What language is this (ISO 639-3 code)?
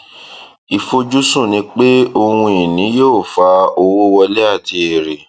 yor